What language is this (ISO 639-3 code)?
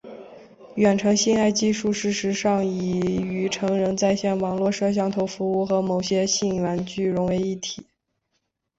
zho